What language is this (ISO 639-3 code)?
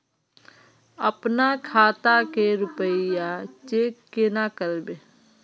mag